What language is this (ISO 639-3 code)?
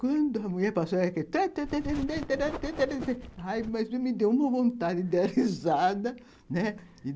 por